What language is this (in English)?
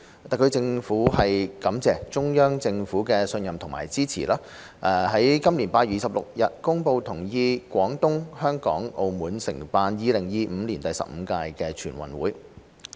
Cantonese